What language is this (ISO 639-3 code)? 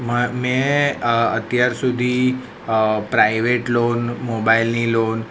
guj